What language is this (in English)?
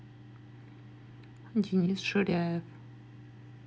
Russian